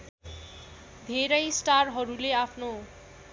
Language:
Nepali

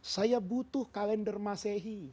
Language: Indonesian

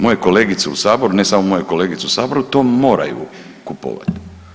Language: Croatian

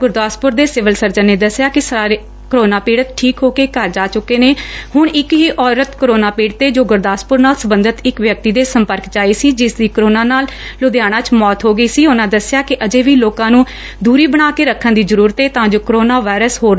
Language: Punjabi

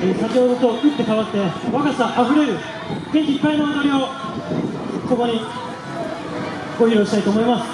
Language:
Japanese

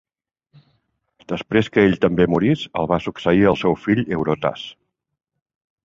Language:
Catalan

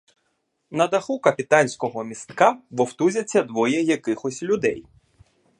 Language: Ukrainian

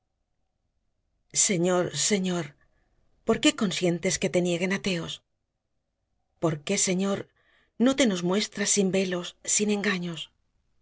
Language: Spanish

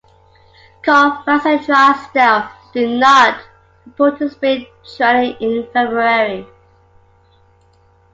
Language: English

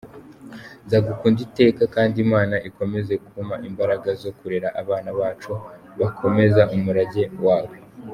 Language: Kinyarwanda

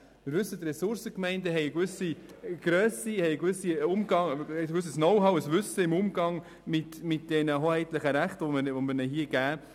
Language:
Swiss German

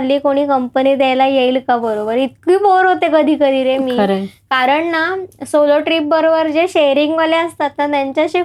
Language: Marathi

